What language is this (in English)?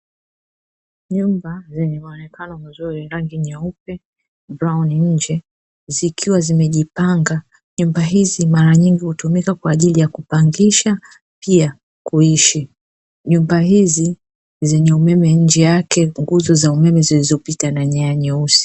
Swahili